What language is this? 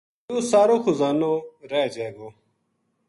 Gujari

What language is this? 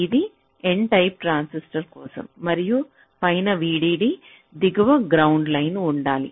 Telugu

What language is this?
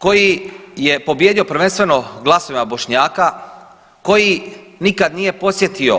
Croatian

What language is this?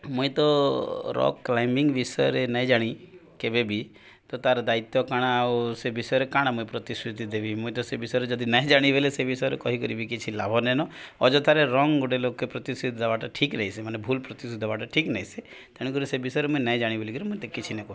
Odia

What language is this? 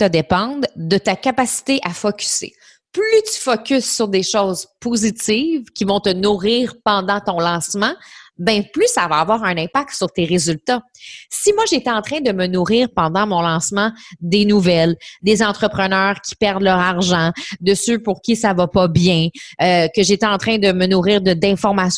French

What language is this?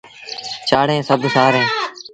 Sindhi Bhil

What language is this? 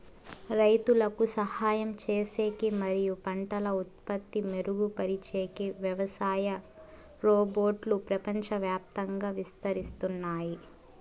Telugu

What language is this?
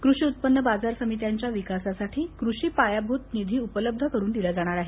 Marathi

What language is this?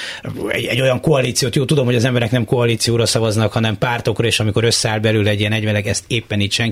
Hungarian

